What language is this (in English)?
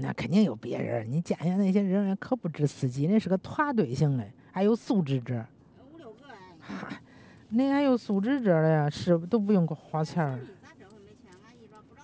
Chinese